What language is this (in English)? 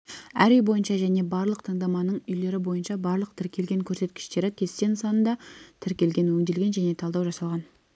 Kazakh